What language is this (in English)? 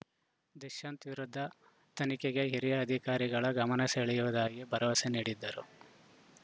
Kannada